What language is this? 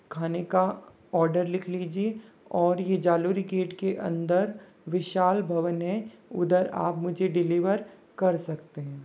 Hindi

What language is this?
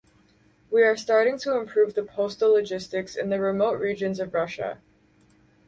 English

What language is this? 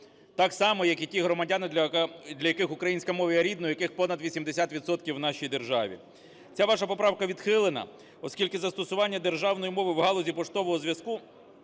Ukrainian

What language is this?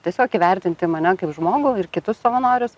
Lithuanian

